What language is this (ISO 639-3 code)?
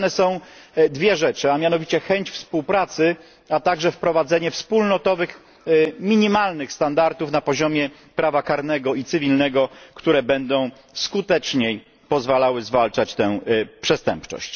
pol